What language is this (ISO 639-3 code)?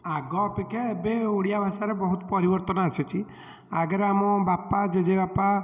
ori